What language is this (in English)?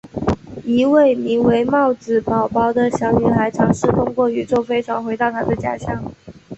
Chinese